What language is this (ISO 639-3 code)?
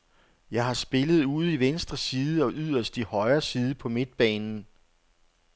dan